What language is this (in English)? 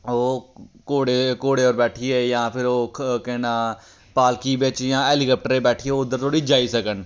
Dogri